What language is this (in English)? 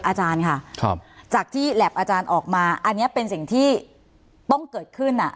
Thai